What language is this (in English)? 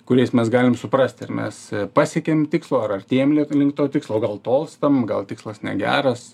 Lithuanian